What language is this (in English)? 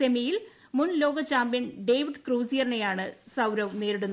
Malayalam